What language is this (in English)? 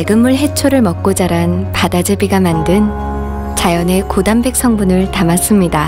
Korean